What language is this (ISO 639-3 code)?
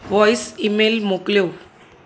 snd